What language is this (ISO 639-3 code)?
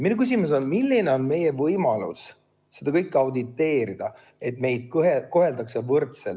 est